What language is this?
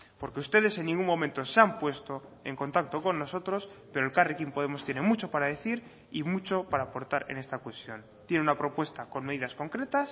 Spanish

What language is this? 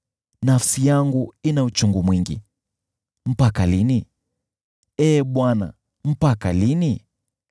Swahili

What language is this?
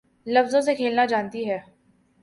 Urdu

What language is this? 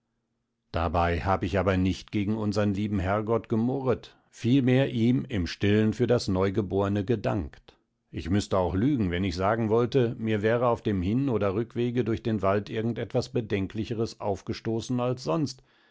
German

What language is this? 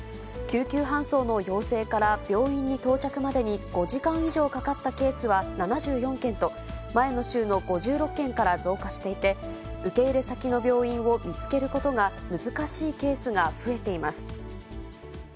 Japanese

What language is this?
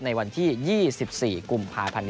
Thai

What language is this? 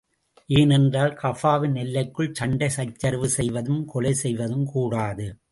Tamil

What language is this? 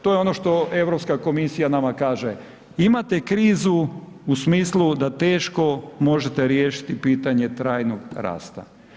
Croatian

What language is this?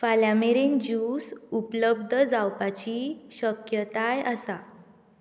Konkani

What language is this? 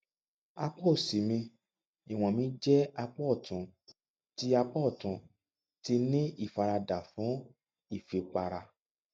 Yoruba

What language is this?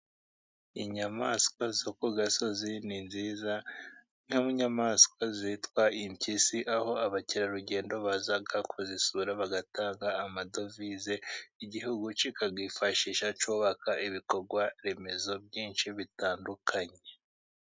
Kinyarwanda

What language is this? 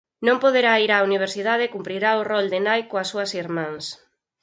Galician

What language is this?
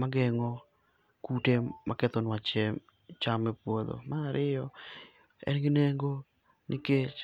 Luo (Kenya and Tanzania)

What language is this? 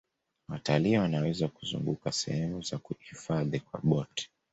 Swahili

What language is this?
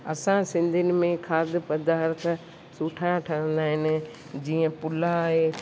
Sindhi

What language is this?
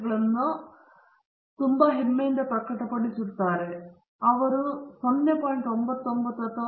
Kannada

